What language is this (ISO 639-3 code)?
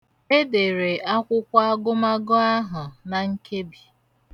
ibo